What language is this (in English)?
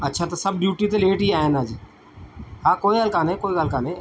Sindhi